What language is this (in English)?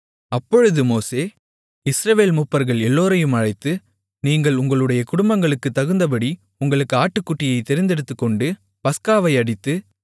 Tamil